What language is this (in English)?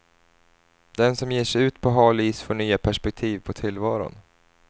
Swedish